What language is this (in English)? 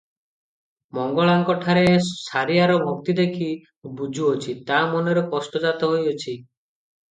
Odia